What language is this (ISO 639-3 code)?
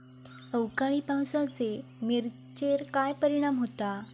mar